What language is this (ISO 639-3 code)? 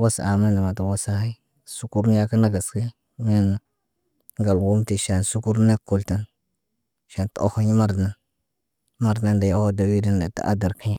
mne